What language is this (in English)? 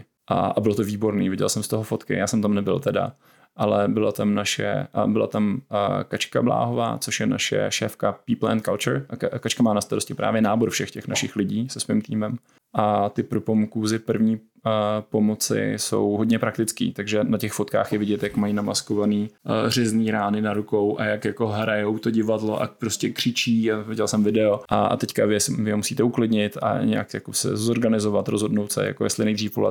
Czech